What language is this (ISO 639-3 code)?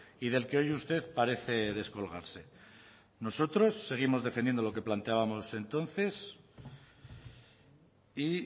spa